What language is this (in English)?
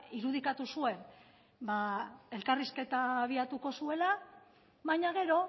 Basque